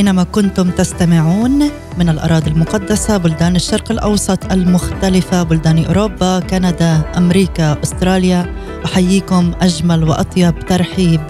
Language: Arabic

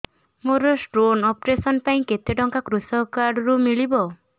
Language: Odia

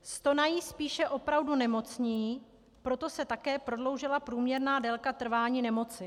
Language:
Czech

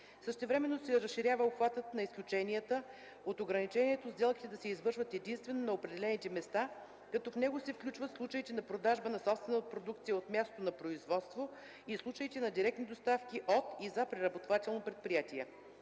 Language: Bulgarian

